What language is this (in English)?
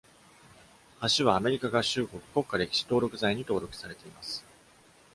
Japanese